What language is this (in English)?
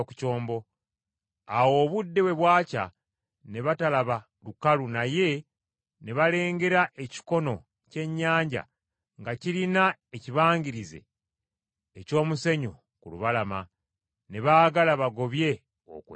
Ganda